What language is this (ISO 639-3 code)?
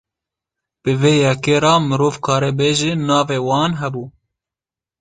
kur